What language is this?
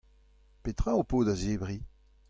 Breton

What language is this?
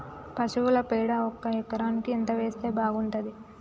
Telugu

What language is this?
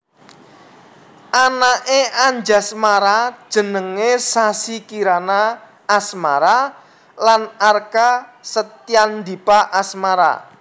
Javanese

